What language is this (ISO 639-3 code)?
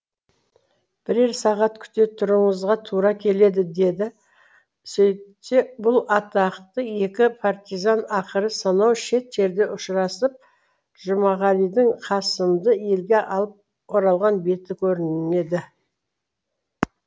kaz